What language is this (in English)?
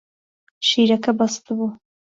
Central Kurdish